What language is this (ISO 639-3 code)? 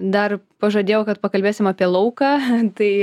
lit